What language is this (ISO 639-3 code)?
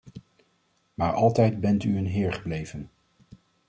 nld